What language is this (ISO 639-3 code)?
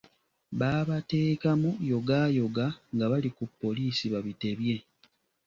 lug